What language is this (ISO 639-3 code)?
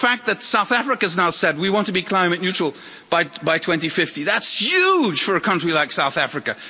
eng